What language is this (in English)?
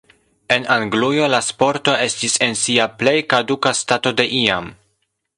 Esperanto